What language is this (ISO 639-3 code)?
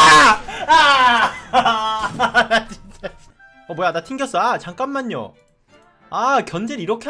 kor